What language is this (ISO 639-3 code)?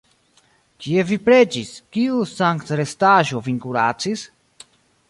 epo